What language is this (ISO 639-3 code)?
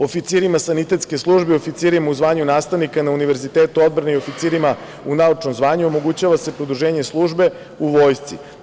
srp